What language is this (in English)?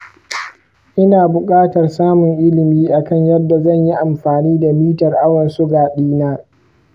Hausa